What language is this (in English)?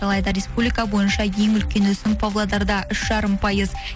Kazakh